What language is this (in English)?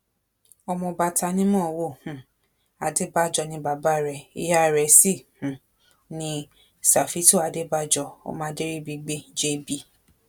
Yoruba